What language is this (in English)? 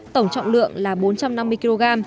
Vietnamese